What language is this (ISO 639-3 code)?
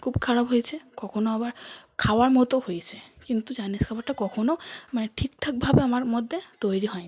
ben